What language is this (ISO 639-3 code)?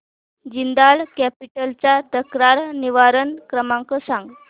mar